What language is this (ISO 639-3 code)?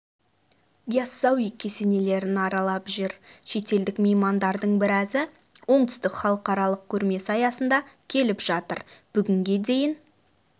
kaz